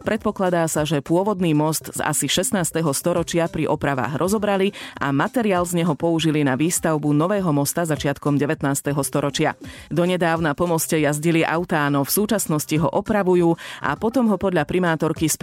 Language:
Slovak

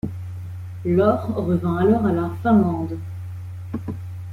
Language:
French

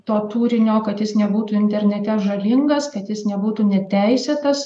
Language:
Lithuanian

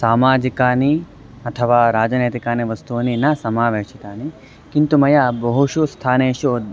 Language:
Sanskrit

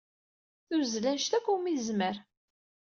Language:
Kabyle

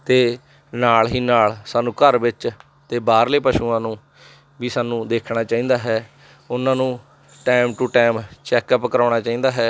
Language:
Punjabi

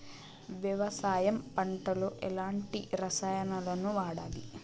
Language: Telugu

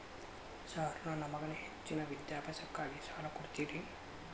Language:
Kannada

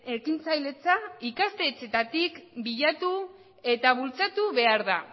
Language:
Basque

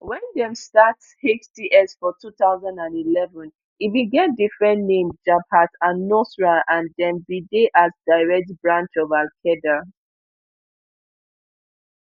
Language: Nigerian Pidgin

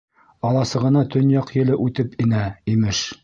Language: Bashkir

